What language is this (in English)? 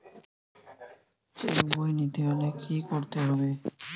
Bangla